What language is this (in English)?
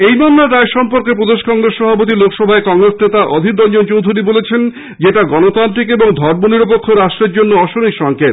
Bangla